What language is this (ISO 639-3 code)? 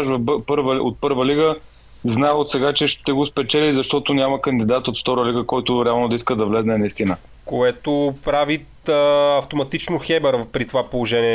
bul